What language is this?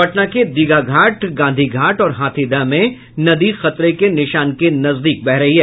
Hindi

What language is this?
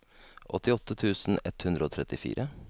Norwegian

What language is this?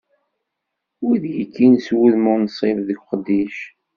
Kabyle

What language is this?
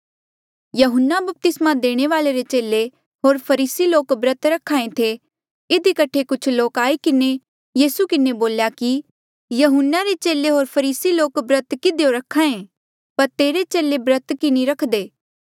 Mandeali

